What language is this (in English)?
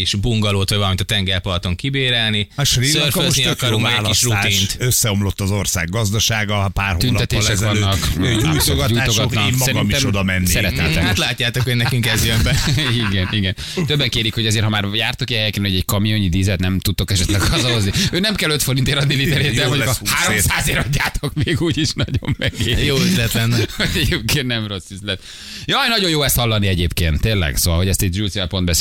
Hungarian